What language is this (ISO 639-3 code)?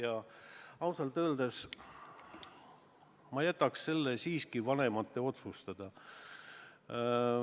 est